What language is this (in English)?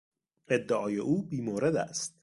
Persian